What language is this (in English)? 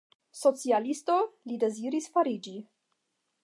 Esperanto